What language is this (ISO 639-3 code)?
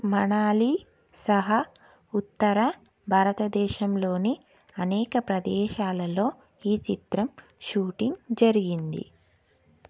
tel